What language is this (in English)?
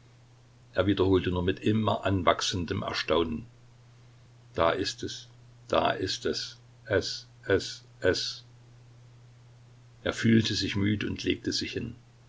German